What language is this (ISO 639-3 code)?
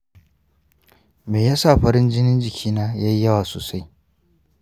hau